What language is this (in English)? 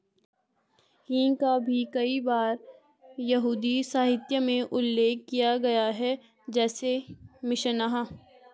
Hindi